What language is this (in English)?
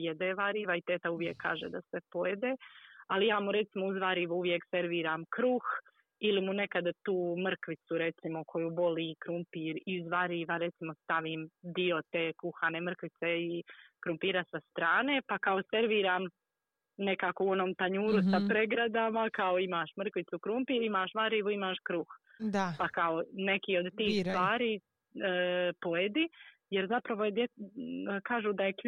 Croatian